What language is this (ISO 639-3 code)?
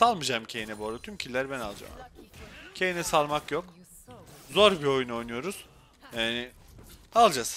tur